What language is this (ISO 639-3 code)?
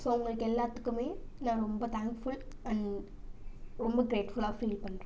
tam